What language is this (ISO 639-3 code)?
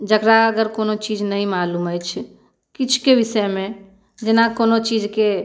mai